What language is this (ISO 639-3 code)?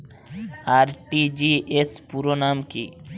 ben